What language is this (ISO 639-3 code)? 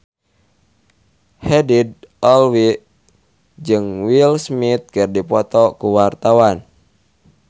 sun